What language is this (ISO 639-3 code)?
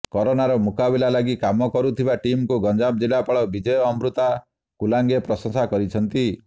ori